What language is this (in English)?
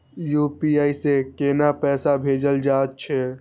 Maithili